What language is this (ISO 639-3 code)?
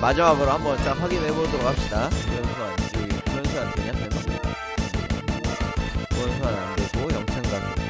kor